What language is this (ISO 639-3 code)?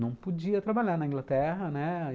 por